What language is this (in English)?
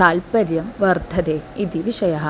Sanskrit